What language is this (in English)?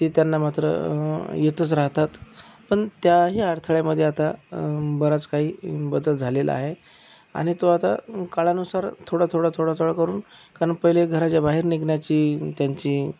Marathi